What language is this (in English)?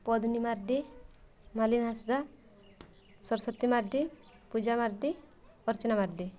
Odia